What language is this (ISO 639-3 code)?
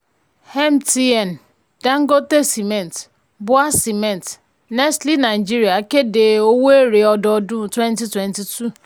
yor